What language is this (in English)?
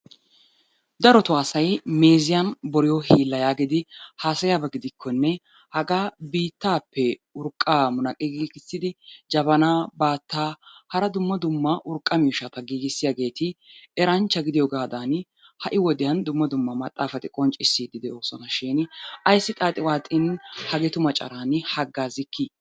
Wolaytta